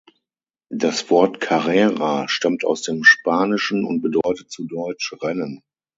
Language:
German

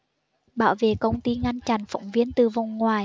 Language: Vietnamese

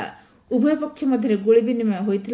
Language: Odia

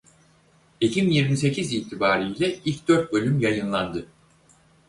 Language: Turkish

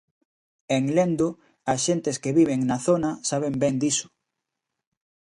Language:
Galician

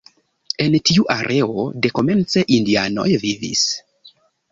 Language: Esperanto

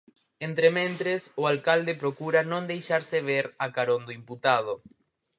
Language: Galician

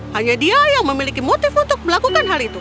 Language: Indonesian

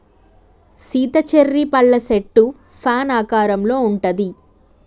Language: Telugu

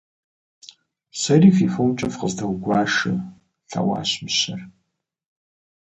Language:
Kabardian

